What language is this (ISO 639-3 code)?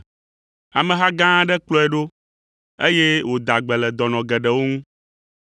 ewe